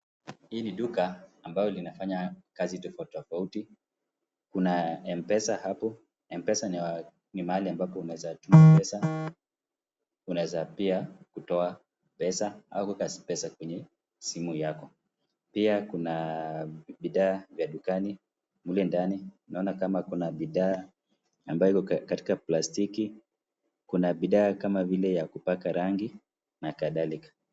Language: Swahili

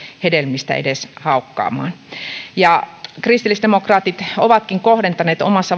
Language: Finnish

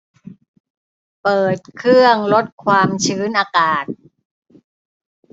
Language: Thai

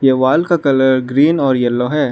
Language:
Hindi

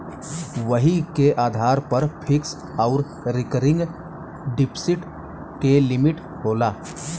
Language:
Bhojpuri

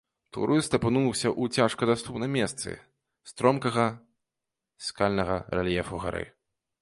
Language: Belarusian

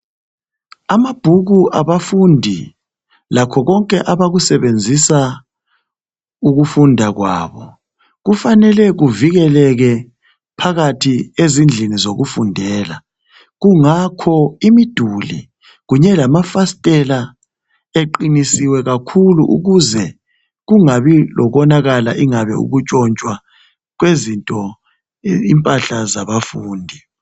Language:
North Ndebele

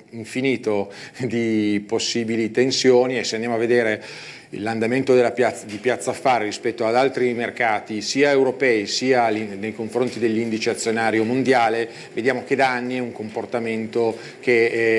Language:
Italian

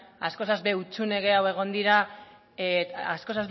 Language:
Basque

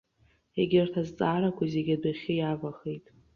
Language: Abkhazian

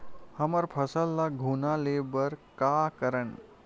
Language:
Chhattisgarhi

